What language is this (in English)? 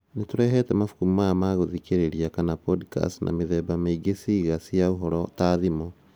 Kikuyu